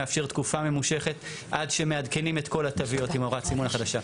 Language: Hebrew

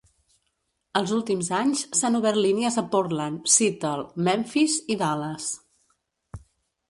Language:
Catalan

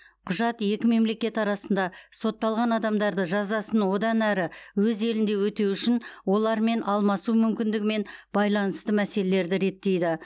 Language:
Kazakh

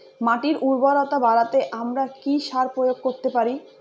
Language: Bangla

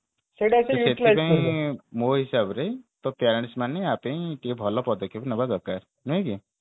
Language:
Odia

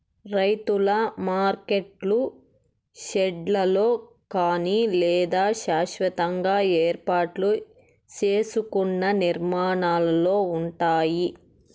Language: Telugu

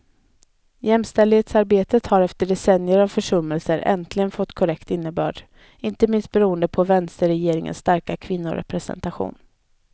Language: Swedish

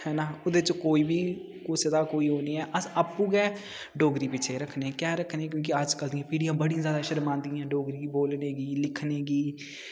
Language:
Dogri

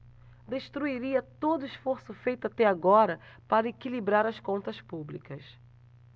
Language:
Portuguese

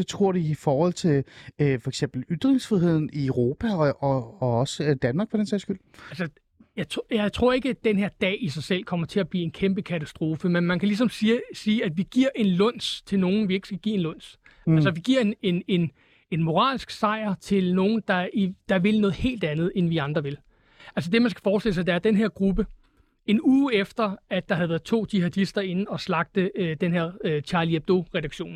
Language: Danish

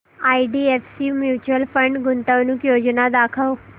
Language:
Marathi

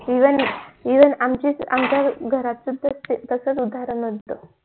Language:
Marathi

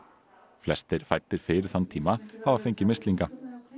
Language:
Icelandic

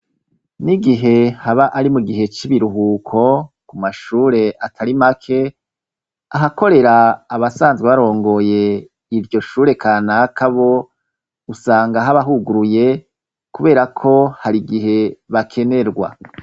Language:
Rundi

